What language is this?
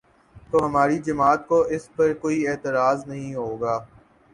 Urdu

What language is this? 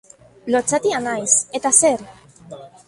Basque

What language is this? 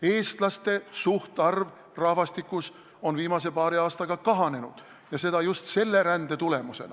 Estonian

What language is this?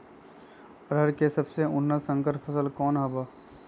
Magahi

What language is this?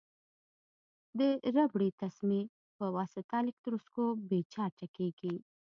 Pashto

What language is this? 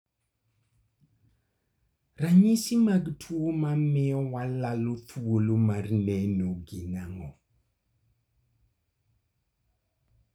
Luo (Kenya and Tanzania)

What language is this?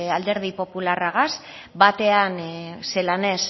Basque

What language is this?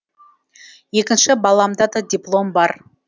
Kazakh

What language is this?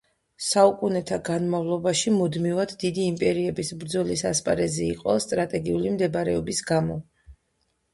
Georgian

